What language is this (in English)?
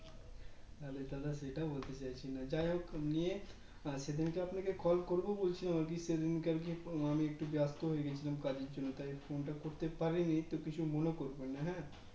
Bangla